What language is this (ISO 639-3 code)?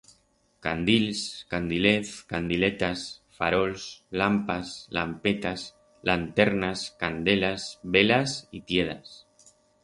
arg